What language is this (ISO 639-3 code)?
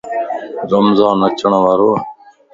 lss